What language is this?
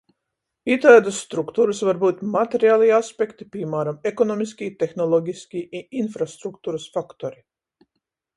Latgalian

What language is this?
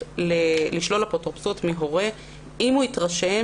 Hebrew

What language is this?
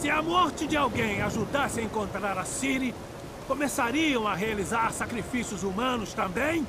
Portuguese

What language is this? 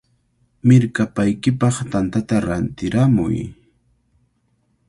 Cajatambo North Lima Quechua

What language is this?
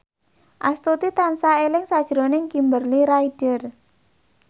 Javanese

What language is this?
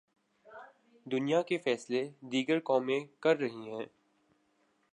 Urdu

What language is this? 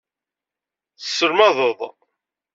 Kabyle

